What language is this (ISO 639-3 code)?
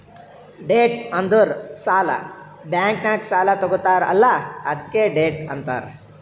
kan